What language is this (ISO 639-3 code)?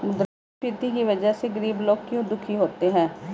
hin